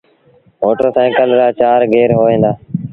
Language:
Sindhi Bhil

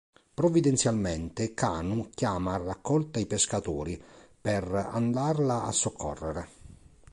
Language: Italian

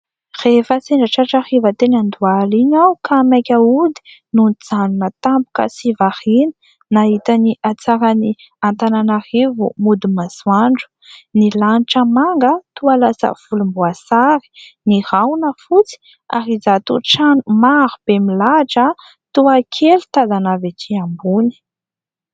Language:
Malagasy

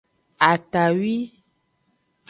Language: Aja (Benin)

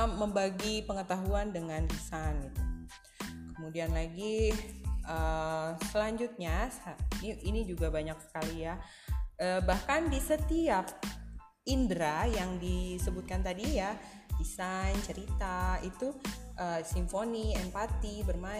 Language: Indonesian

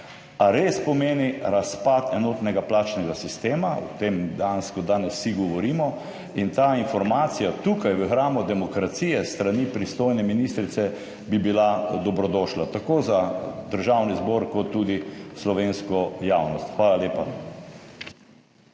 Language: Slovenian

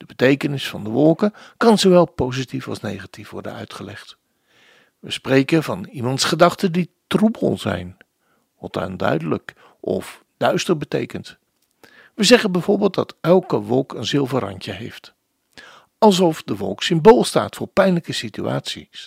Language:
Dutch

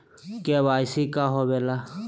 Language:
Magahi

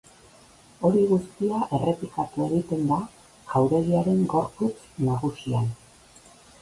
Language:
Basque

